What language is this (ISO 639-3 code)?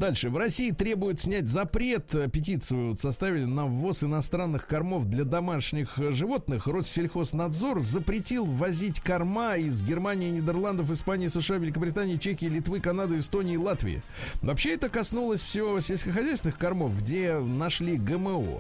rus